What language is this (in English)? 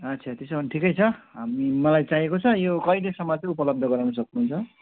Nepali